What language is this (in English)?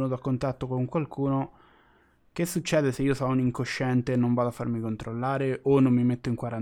Italian